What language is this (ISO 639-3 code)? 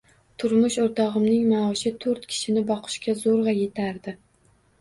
uzb